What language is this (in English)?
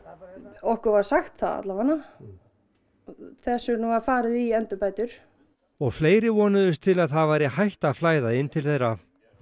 Icelandic